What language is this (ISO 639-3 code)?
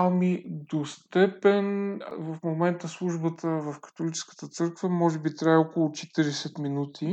bul